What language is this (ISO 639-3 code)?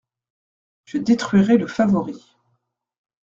fra